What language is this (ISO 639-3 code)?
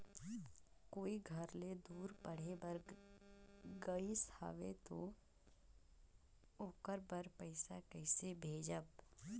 hne